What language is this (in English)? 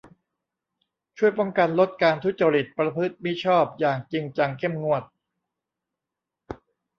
Thai